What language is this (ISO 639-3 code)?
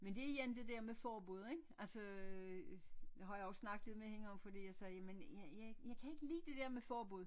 dan